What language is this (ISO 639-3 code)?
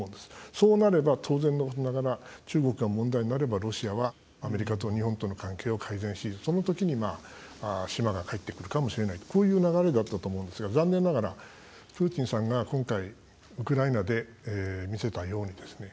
jpn